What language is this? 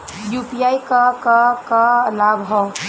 Bhojpuri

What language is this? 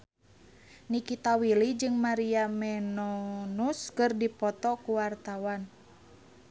Sundanese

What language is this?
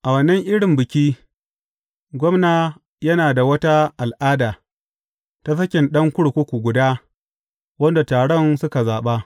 Hausa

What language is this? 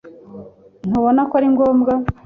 Kinyarwanda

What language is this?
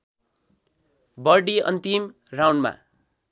Nepali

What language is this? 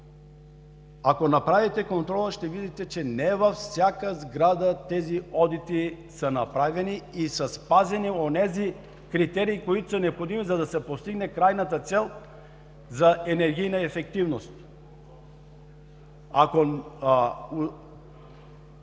Bulgarian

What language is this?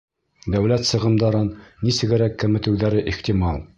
Bashkir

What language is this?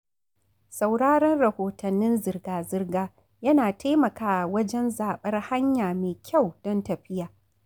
Hausa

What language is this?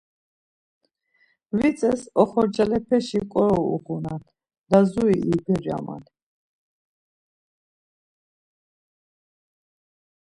Laz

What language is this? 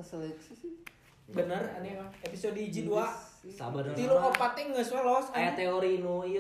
Indonesian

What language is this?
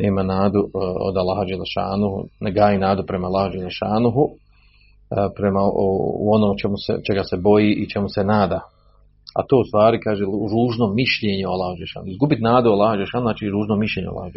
Croatian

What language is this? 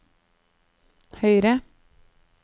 Norwegian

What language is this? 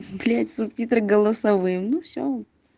Russian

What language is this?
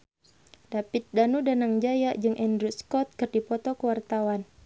Sundanese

